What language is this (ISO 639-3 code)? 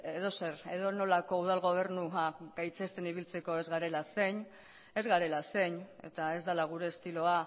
eus